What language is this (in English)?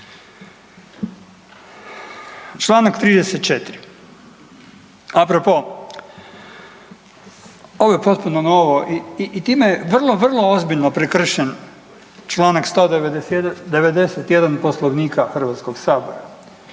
Croatian